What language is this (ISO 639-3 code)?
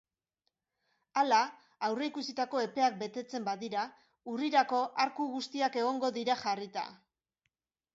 eus